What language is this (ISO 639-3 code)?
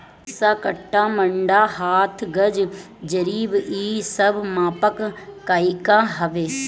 bho